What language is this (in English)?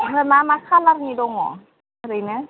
Bodo